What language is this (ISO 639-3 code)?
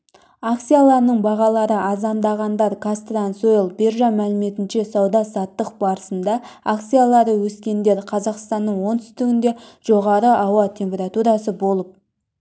kaz